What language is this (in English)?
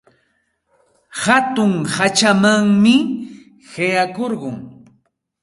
Santa Ana de Tusi Pasco Quechua